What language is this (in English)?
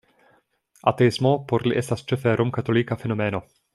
Esperanto